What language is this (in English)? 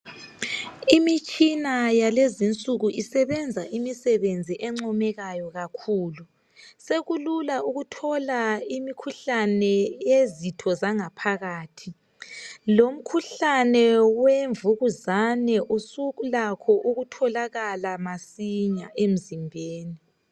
North Ndebele